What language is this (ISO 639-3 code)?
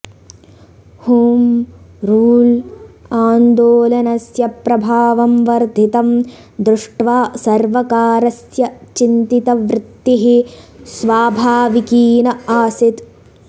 san